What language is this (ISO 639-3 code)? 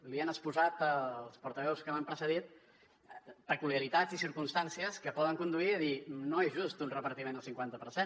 cat